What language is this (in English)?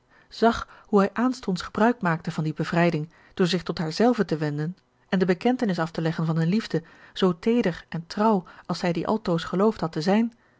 Dutch